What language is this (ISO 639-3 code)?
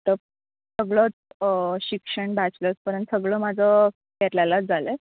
mar